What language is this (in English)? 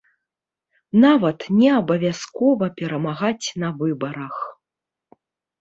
Belarusian